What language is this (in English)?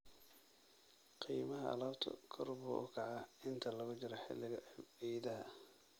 Somali